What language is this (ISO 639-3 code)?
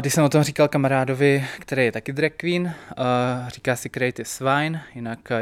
ces